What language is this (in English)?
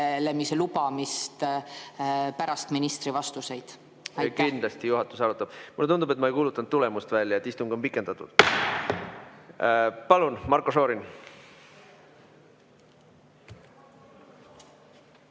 Estonian